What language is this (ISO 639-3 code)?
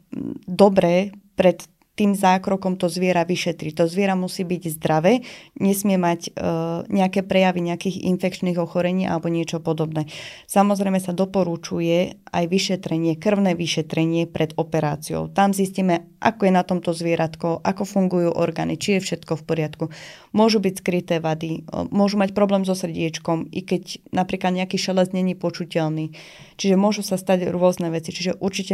slk